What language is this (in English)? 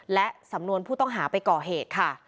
Thai